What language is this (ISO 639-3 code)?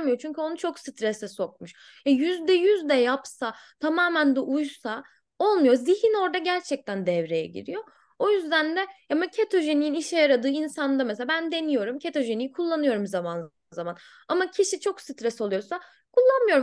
tur